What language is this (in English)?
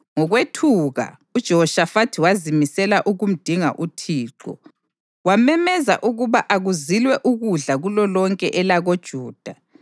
North Ndebele